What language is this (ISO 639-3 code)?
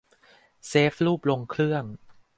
tha